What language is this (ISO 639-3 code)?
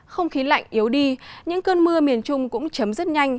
vie